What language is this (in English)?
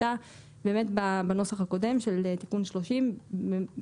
Hebrew